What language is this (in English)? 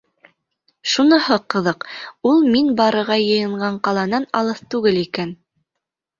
Bashkir